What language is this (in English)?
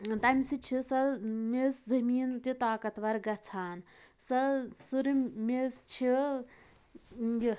Kashmiri